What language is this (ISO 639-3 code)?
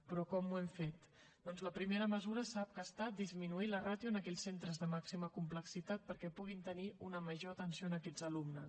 cat